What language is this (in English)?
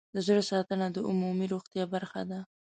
Pashto